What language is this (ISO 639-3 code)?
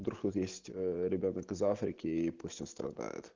rus